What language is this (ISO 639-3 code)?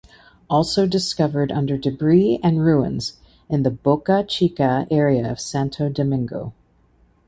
eng